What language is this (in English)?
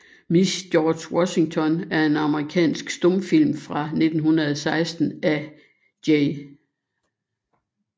Danish